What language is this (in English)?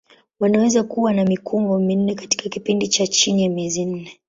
Swahili